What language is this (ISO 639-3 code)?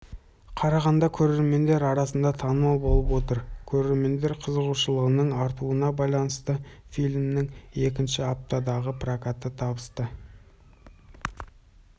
kaz